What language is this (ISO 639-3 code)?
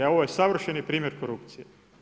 hrv